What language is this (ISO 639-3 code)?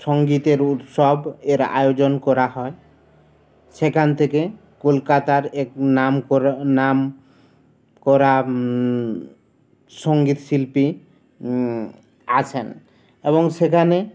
ben